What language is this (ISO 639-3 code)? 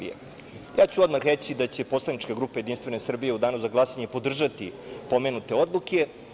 srp